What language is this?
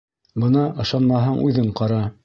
Bashkir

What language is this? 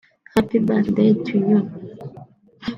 Kinyarwanda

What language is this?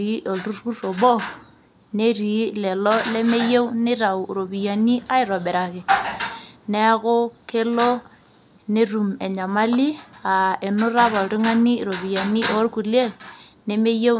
Masai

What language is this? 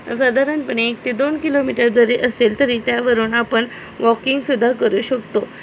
Marathi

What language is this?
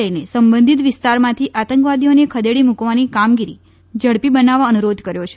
Gujarati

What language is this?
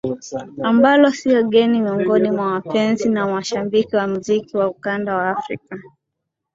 Swahili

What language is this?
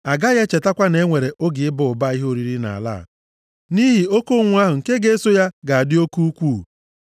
Igbo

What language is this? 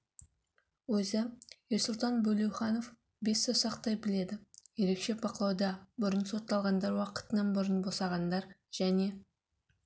Kazakh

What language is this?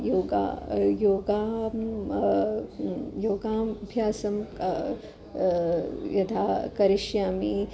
Sanskrit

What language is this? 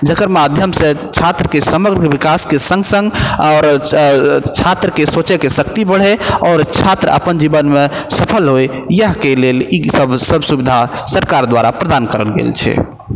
Maithili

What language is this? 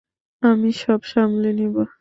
Bangla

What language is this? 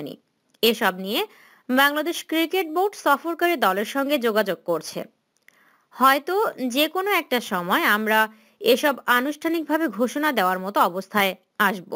Bangla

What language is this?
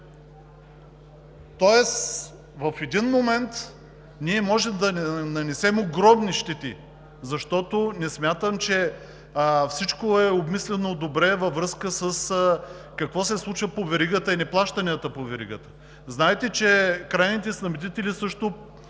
Bulgarian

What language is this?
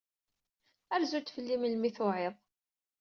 Kabyle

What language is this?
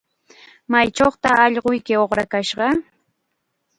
Chiquián Ancash Quechua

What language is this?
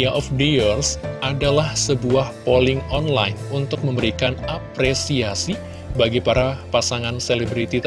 Indonesian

